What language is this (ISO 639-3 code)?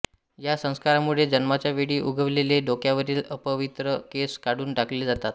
mar